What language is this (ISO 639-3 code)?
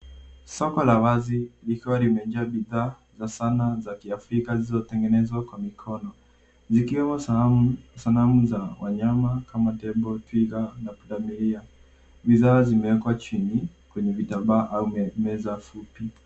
swa